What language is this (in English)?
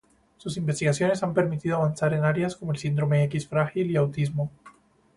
Spanish